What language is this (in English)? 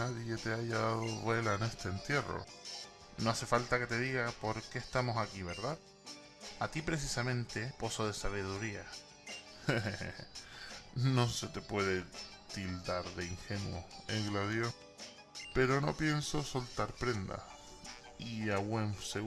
Spanish